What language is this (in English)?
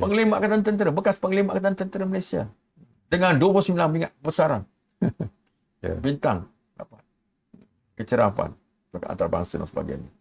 Malay